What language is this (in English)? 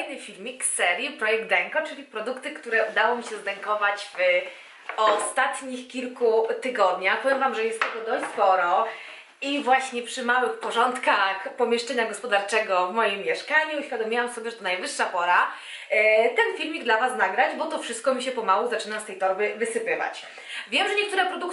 Polish